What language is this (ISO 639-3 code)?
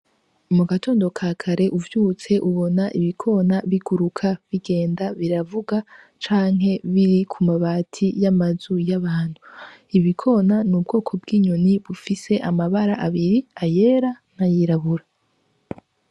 run